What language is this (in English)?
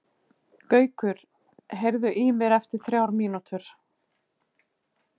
Icelandic